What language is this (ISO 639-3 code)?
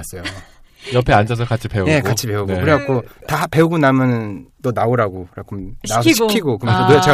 kor